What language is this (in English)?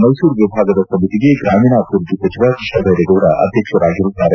Kannada